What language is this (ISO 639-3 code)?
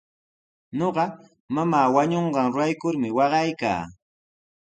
qws